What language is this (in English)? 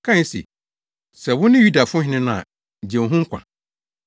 Akan